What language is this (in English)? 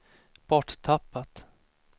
Swedish